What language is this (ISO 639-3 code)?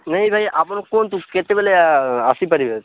ori